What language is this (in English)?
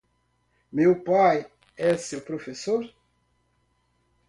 Portuguese